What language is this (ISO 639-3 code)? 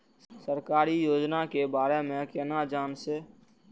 mai